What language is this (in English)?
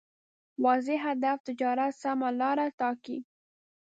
Pashto